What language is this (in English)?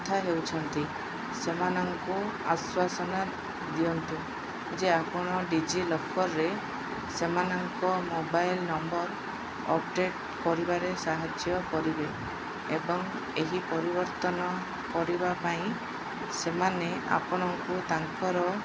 Odia